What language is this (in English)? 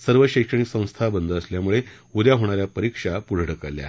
Marathi